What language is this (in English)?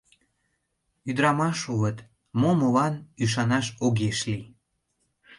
Mari